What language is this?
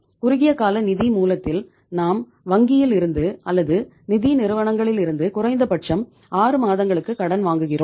Tamil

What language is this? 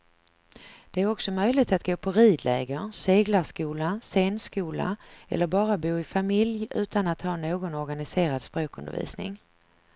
Swedish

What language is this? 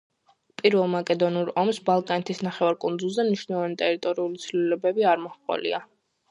Georgian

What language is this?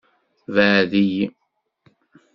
Kabyle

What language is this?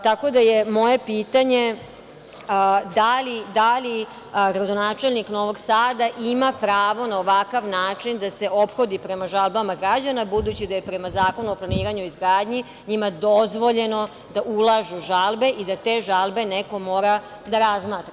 Serbian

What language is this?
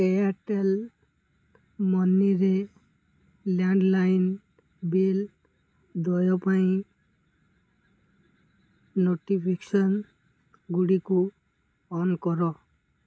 Odia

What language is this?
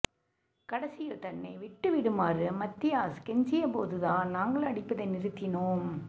Tamil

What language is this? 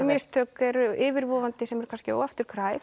Icelandic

